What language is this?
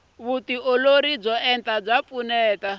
Tsonga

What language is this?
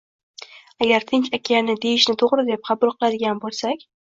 Uzbek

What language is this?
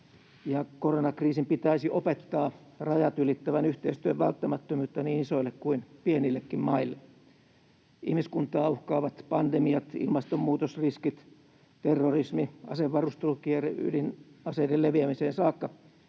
Finnish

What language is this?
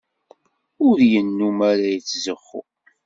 Kabyle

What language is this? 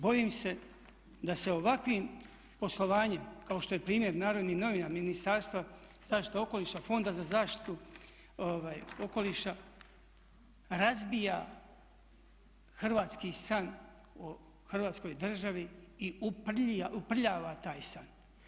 Croatian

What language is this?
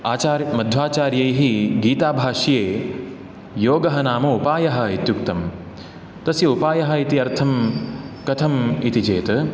Sanskrit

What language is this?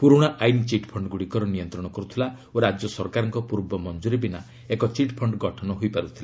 Odia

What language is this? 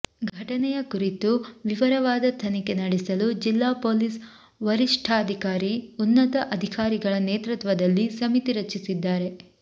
Kannada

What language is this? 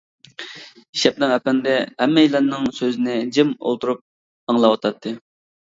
Uyghur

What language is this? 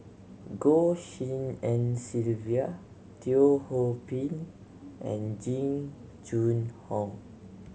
English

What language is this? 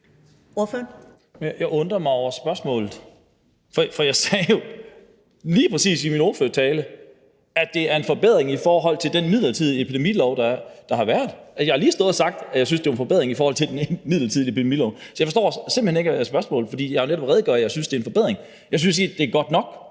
Danish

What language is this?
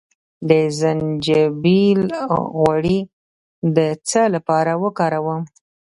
Pashto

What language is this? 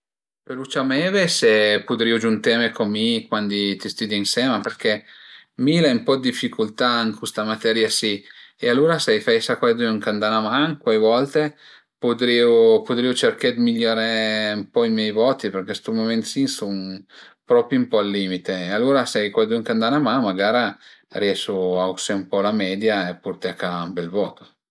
Piedmontese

